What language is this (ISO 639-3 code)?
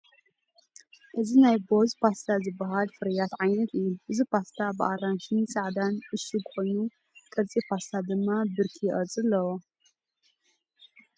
tir